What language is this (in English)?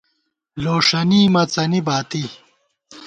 Gawar-Bati